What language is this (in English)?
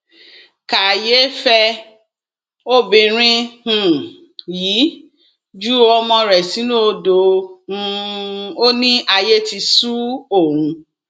Yoruba